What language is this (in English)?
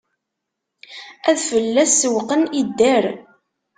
Kabyle